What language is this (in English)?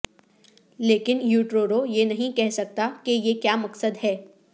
Urdu